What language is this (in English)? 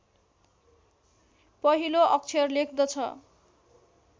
Nepali